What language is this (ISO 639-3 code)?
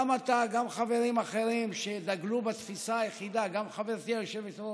heb